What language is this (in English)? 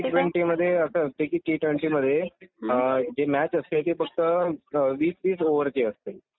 Marathi